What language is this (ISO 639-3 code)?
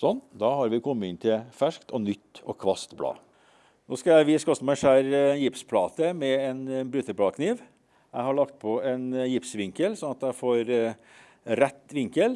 nor